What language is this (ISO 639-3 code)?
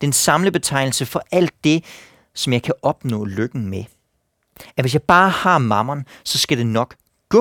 dan